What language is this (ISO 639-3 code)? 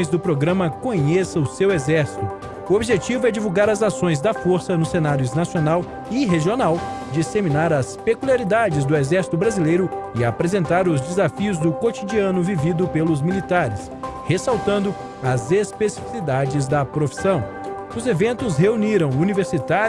por